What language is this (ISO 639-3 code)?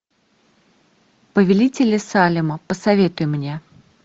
rus